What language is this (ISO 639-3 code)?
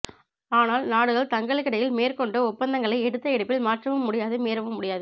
tam